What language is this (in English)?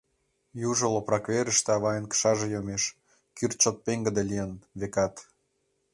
Mari